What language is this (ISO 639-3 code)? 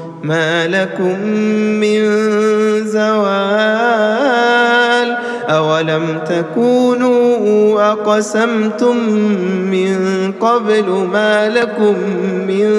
ara